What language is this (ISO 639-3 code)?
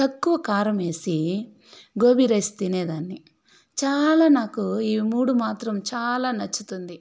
tel